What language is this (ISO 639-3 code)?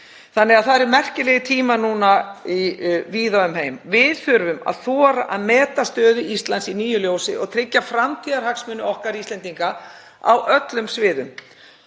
isl